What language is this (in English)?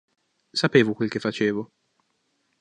Italian